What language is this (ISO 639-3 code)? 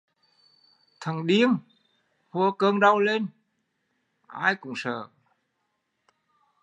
vie